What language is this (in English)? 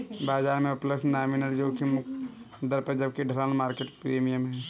Hindi